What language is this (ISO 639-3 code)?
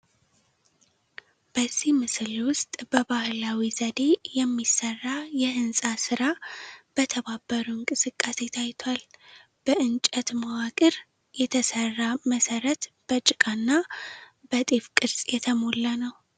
amh